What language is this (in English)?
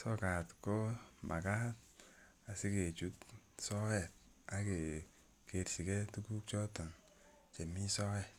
Kalenjin